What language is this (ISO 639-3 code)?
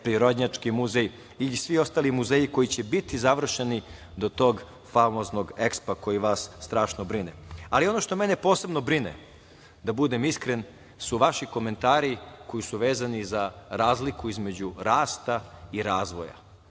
srp